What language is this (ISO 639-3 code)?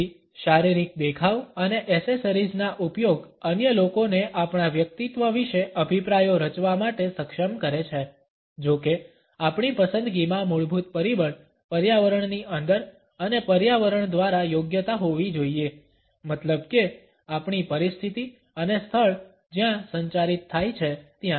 guj